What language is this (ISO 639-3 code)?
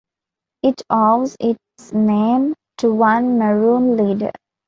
eng